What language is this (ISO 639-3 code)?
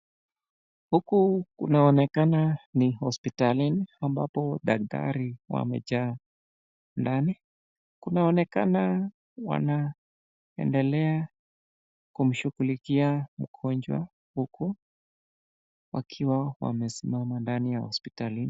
swa